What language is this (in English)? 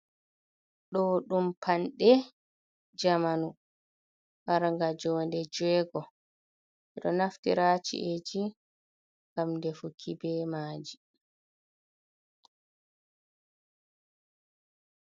Fula